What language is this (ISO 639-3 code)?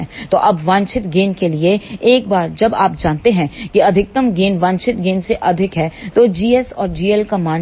hin